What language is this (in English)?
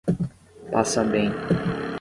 Portuguese